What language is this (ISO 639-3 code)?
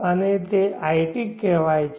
guj